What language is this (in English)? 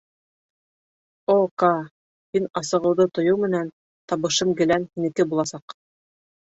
Bashkir